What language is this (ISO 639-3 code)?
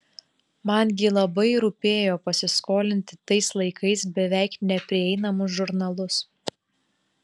lit